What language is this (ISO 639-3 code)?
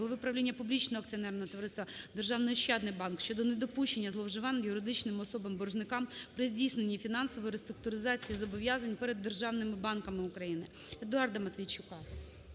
ukr